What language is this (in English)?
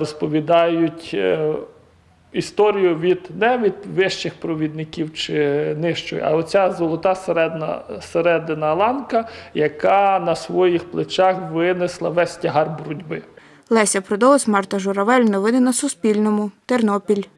Ukrainian